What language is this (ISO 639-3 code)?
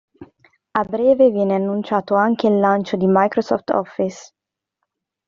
ita